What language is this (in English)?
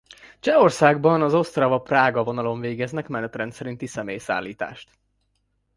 Hungarian